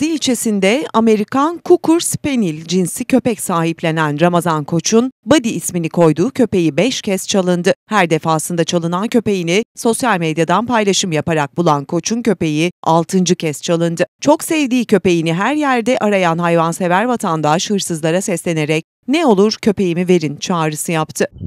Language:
Turkish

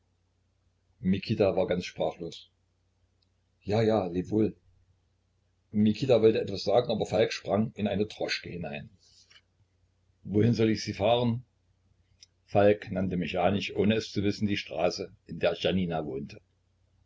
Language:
German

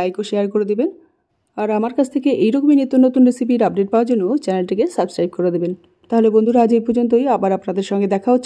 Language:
Bangla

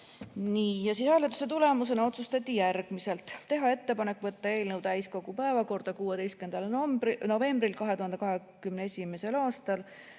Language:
Estonian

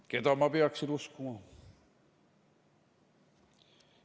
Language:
Estonian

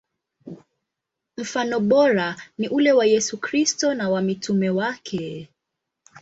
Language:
Swahili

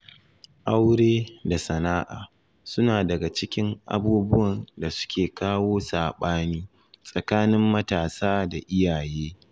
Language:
Hausa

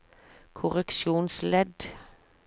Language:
Norwegian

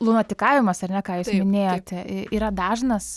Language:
Lithuanian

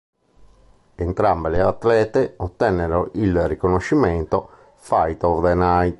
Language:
Italian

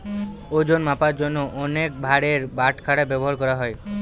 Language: Bangla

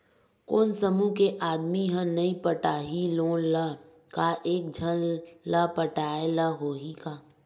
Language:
Chhattisgarhi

